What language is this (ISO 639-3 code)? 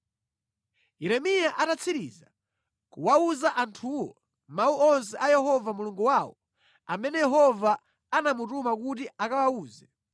nya